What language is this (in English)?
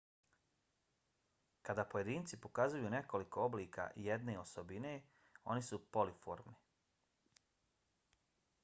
Bosnian